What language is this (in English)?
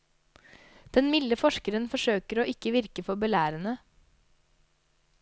Norwegian